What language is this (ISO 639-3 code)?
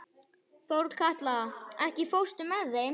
isl